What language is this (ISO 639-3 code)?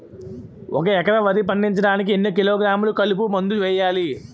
tel